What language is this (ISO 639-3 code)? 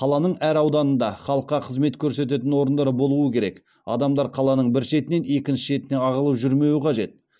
kaz